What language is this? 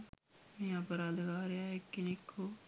Sinhala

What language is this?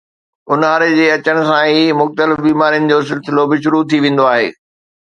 Sindhi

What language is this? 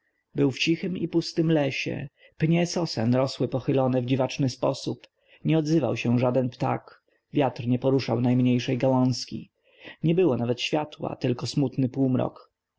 Polish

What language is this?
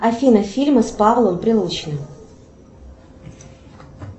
Russian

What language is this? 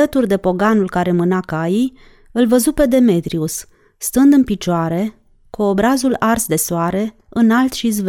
Romanian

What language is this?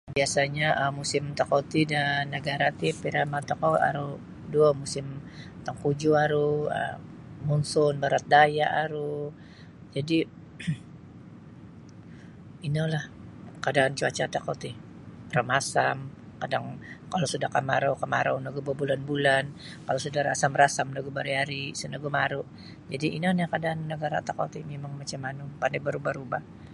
Sabah Bisaya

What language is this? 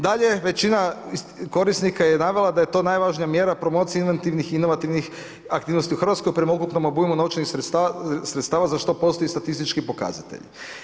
Croatian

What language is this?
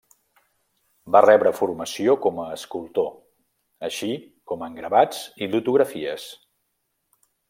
Catalan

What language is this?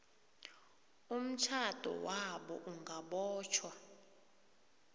South Ndebele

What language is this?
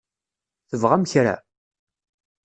Kabyle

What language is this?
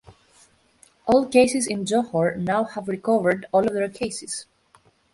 English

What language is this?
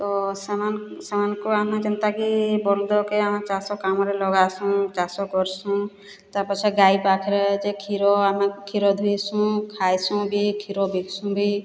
Odia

